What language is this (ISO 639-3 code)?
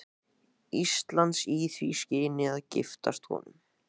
isl